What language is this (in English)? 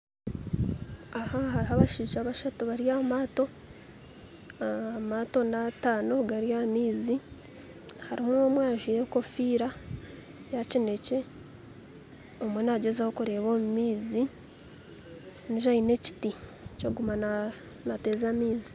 Nyankole